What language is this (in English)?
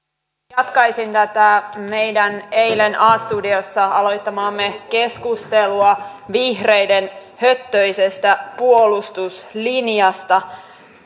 Finnish